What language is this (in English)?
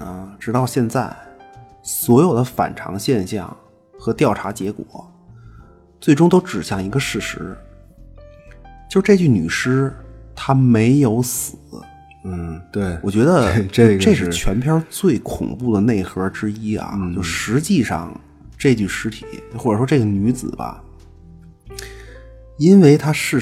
Chinese